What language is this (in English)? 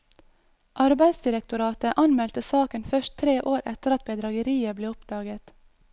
Norwegian